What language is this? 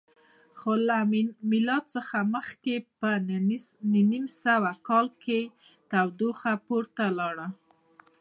Pashto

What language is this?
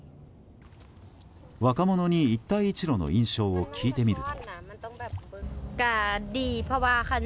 Japanese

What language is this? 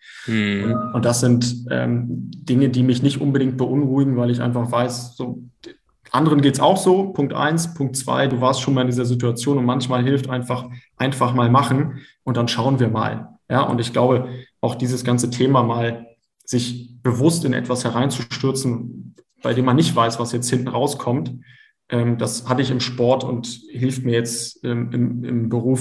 German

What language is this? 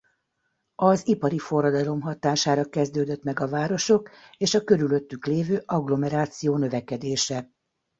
Hungarian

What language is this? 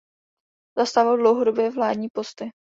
Czech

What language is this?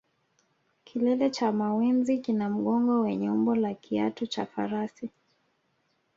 Swahili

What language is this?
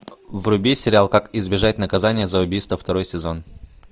Russian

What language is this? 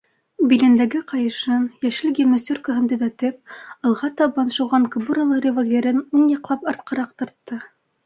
Bashkir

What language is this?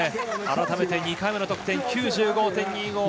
Japanese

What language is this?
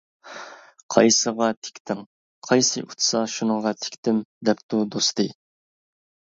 Uyghur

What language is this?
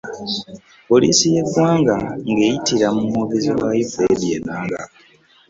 Ganda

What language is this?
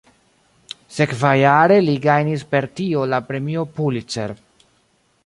Esperanto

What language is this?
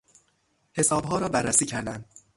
Persian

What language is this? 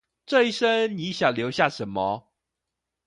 Chinese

